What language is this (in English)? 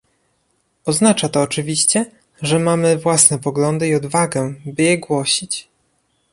Polish